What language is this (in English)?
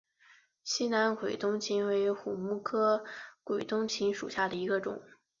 Chinese